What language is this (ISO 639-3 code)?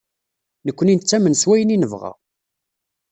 kab